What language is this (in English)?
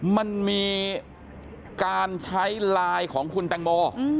Thai